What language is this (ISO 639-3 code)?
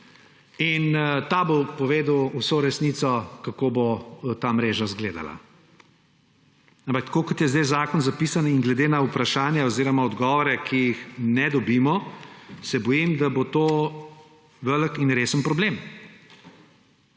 slv